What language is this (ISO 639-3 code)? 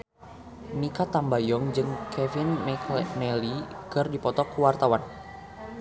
sun